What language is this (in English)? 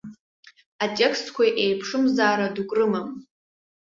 Abkhazian